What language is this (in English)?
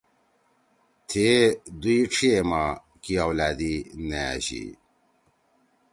Torwali